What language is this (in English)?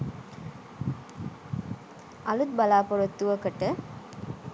Sinhala